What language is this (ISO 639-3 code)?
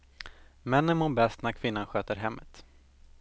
swe